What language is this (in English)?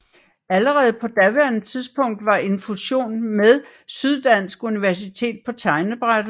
Danish